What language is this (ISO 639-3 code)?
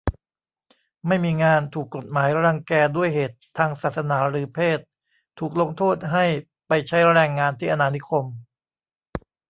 tha